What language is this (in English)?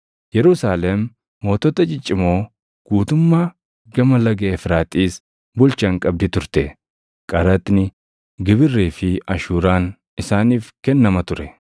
Oromo